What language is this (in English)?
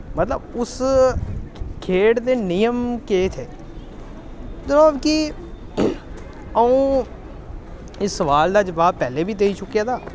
Dogri